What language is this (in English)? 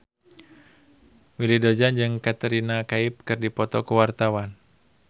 Sundanese